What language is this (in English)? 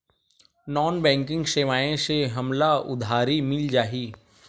Chhattisgarhi